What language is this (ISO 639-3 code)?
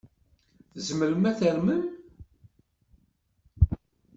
kab